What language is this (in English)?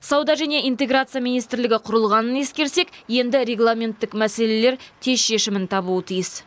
Kazakh